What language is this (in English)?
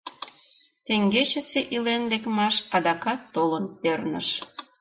Mari